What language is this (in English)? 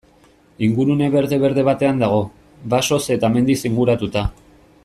Basque